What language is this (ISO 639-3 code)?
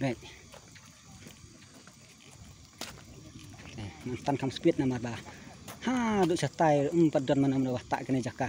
ind